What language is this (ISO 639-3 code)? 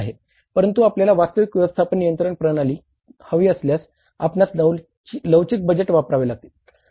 mar